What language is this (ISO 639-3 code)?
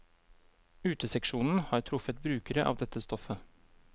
nor